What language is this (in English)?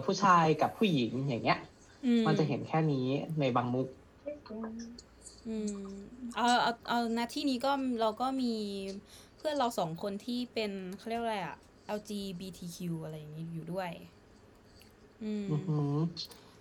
Thai